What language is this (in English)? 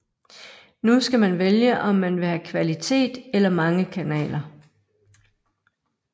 Danish